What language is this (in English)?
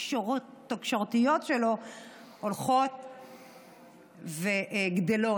Hebrew